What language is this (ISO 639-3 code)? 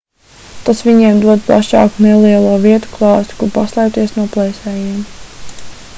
lav